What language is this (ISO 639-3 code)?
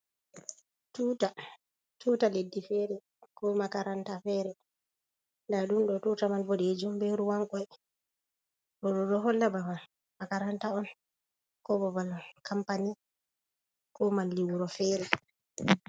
ful